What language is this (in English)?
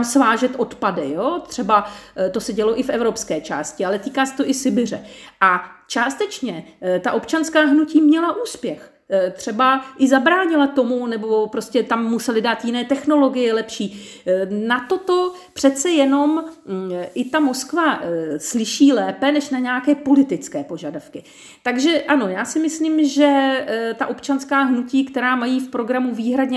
Czech